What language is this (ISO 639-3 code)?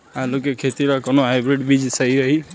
bho